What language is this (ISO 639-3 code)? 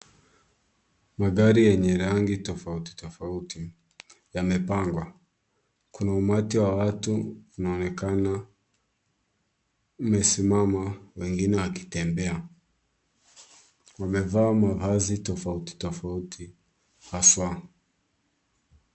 swa